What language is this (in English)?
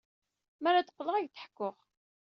Kabyle